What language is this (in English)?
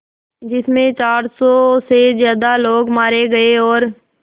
Hindi